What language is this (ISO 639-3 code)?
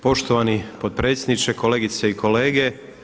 hrv